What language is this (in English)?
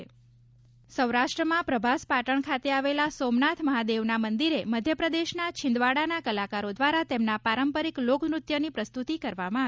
Gujarati